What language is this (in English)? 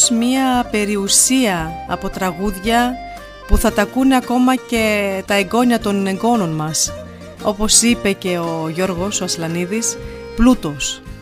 Greek